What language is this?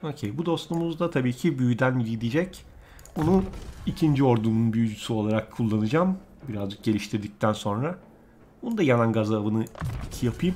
Turkish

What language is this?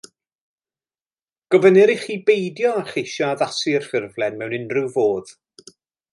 Welsh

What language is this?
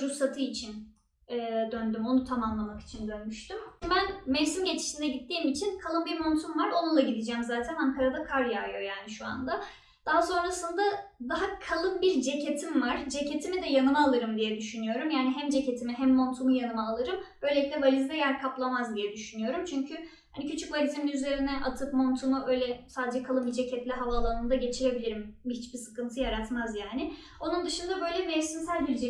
Turkish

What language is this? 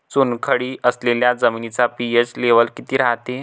Marathi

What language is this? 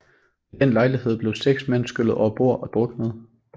Danish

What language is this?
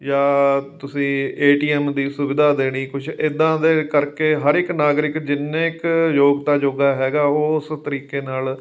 Punjabi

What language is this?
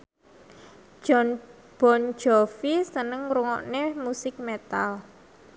Javanese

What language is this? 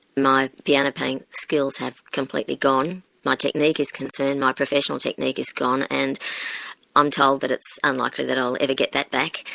English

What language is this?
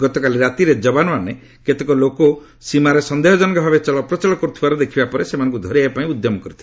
Odia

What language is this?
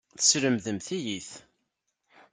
Kabyle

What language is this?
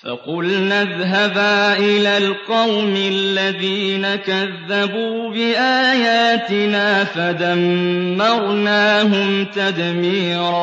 Arabic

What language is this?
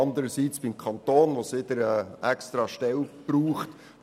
Swiss German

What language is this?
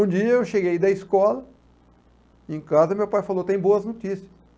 Portuguese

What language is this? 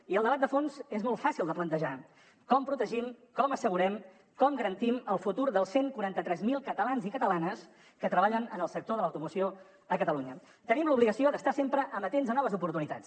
Catalan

